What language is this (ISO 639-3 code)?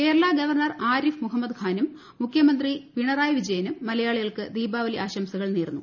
mal